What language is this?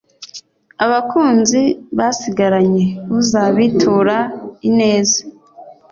Kinyarwanda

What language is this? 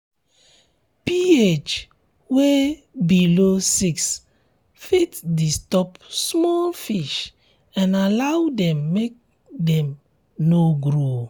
Nigerian Pidgin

